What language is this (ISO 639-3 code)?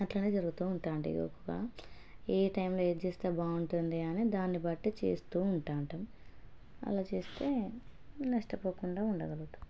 tel